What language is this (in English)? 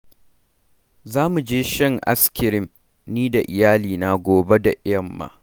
Hausa